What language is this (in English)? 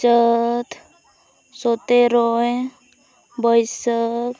Santali